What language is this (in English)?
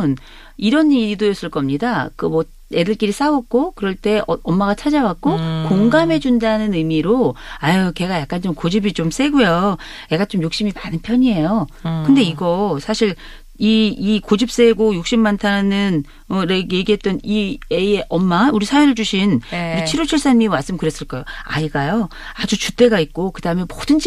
Korean